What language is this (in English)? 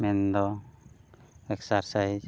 Santali